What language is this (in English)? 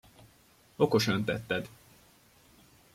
Hungarian